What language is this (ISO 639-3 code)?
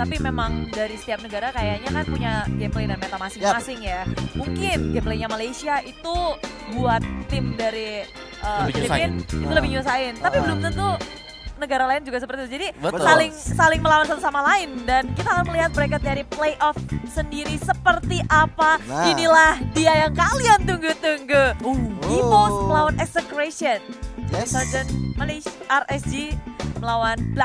ind